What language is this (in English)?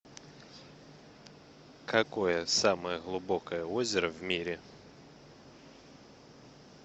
Russian